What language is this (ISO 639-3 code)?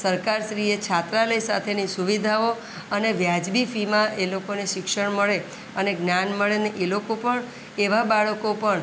guj